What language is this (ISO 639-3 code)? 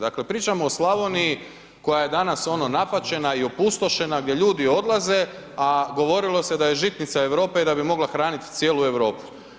hrv